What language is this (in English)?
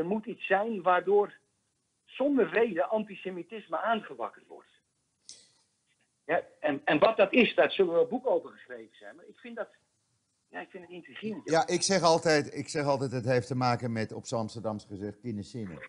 Dutch